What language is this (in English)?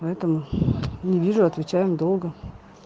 Russian